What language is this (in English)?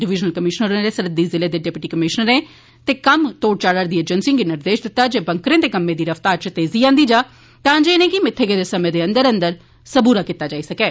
Dogri